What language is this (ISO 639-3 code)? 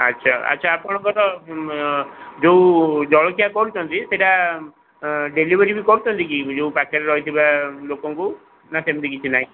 ori